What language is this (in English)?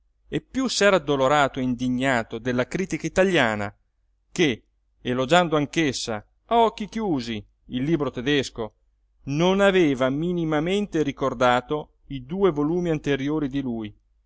Italian